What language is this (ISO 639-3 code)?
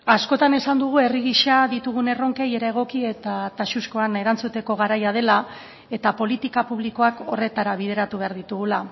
eus